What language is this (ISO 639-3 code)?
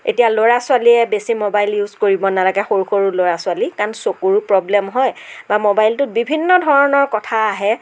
asm